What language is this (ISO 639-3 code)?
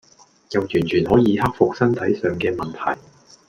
yue